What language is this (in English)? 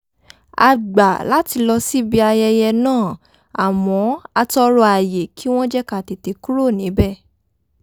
Yoruba